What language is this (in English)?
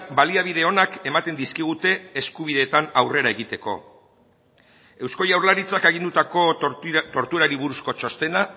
Basque